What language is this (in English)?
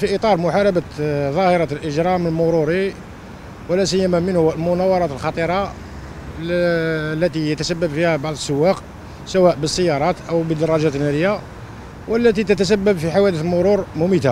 Arabic